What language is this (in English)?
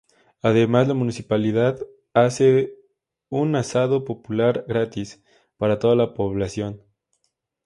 Spanish